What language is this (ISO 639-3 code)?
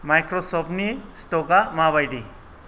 brx